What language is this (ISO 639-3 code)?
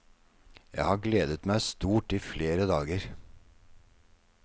nor